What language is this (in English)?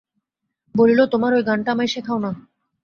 Bangla